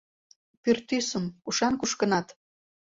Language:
Mari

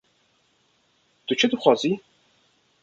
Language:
Kurdish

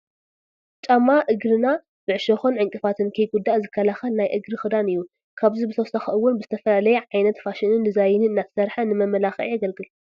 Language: Tigrinya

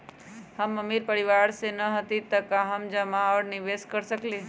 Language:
Magahi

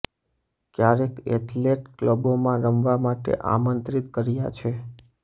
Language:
Gujarati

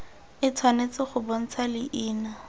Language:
Tswana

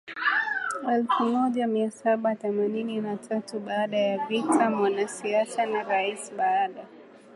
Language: Swahili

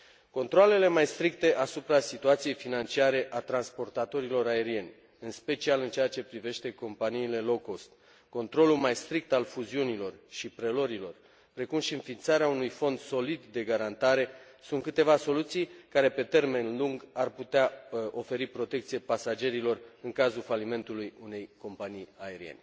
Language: Romanian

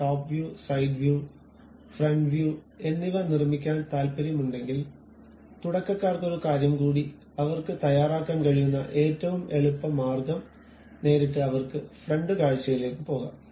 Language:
Malayalam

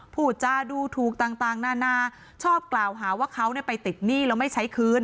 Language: Thai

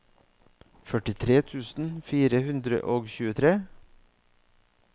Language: Norwegian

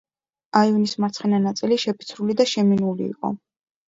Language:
Georgian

